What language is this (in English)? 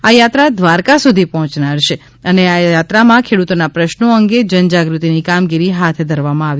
Gujarati